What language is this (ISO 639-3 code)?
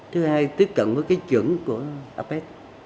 vie